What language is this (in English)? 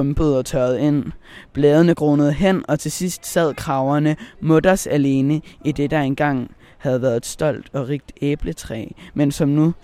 Danish